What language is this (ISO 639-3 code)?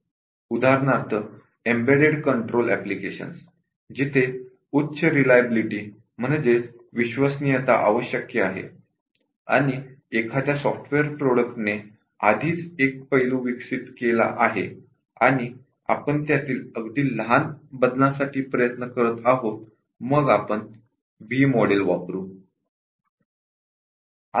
mar